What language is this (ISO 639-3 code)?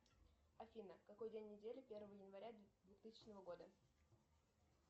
rus